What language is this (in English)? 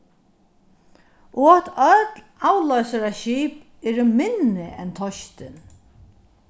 Faroese